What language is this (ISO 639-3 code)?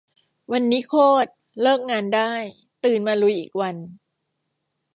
tha